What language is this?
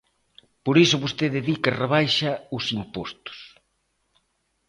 Galician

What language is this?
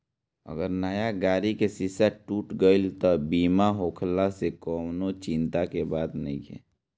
Bhojpuri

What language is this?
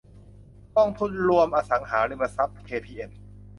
Thai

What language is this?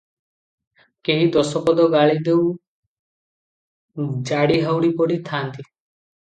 Odia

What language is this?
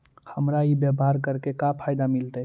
Magahi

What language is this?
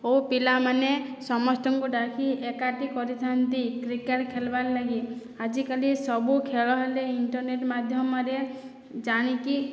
Odia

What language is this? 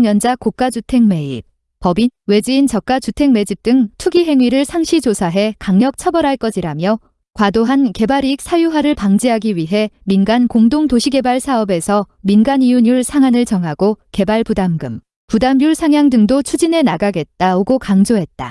Korean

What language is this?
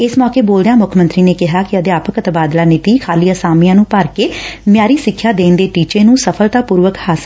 Punjabi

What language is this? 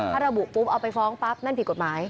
Thai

